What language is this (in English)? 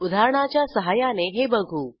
Marathi